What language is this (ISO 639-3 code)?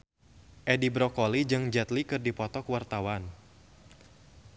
sun